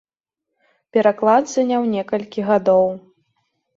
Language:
Belarusian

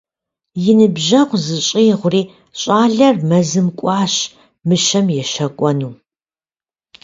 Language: Kabardian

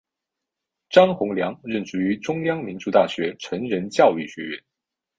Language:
Chinese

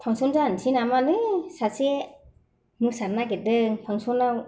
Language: Bodo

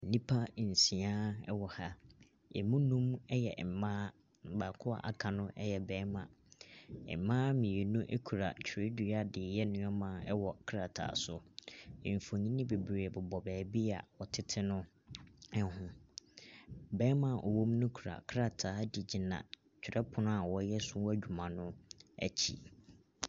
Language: Akan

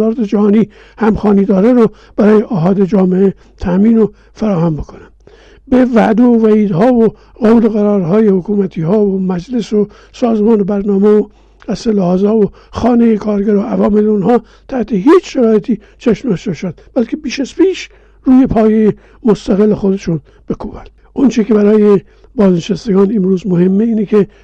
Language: Persian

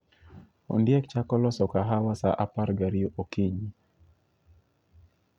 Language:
Luo (Kenya and Tanzania)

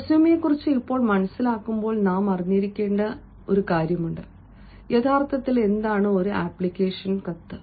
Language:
Malayalam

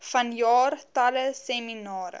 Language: Afrikaans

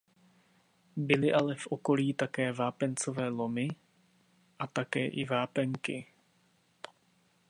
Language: Czech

